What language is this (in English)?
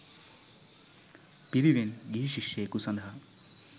Sinhala